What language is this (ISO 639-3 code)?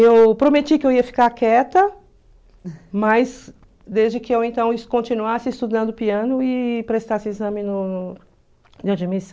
por